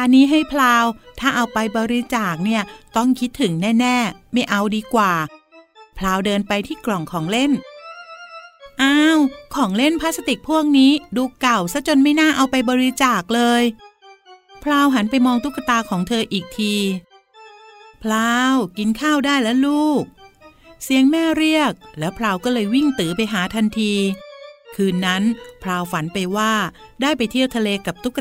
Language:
Thai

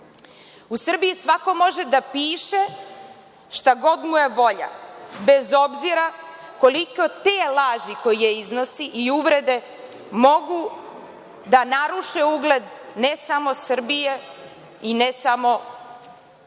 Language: Serbian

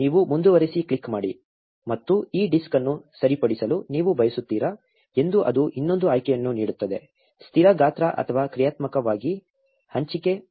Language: Kannada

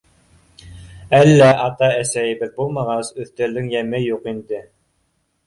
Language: Bashkir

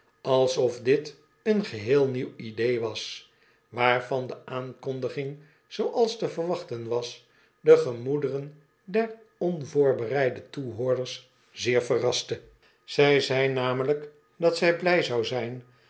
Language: Dutch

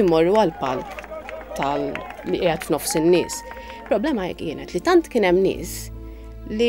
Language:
Arabic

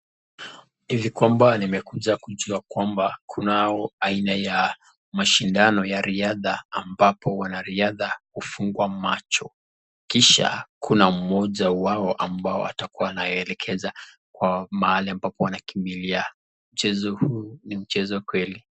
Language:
Swahili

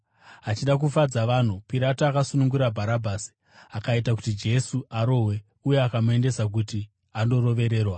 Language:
Shona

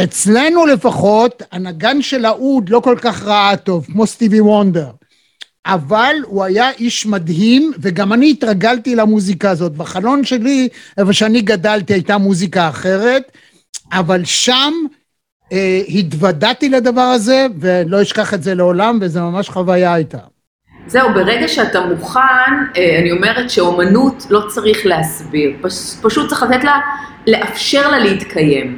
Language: Hebrew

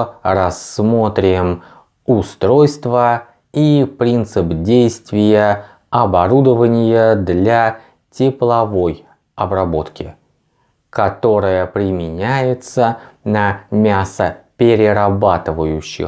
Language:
Russian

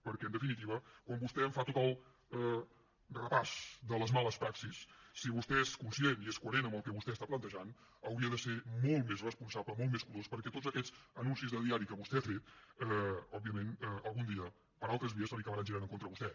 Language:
Catalan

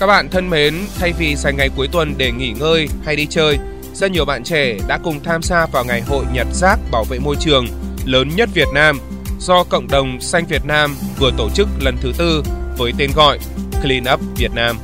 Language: Vietnamese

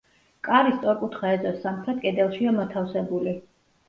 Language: Georgian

